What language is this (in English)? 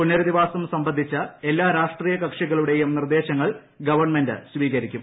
Malayalam